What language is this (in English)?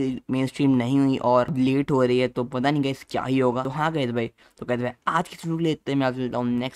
Hindi